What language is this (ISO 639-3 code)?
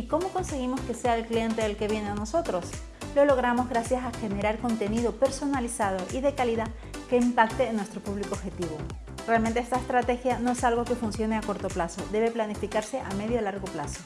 spa